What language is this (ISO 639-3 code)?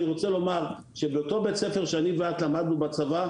heb